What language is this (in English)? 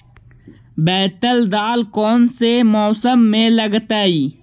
Magahi